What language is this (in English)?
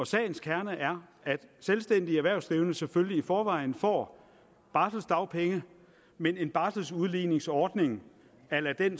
Danish